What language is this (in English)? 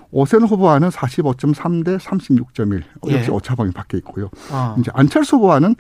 Korean